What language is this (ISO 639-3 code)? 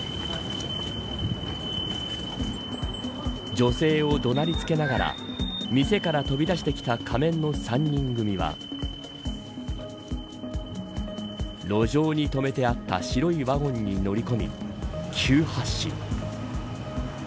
jpn